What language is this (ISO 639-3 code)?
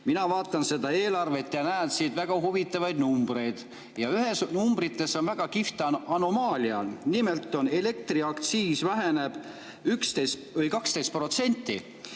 est